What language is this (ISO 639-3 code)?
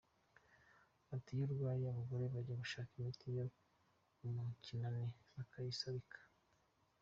kin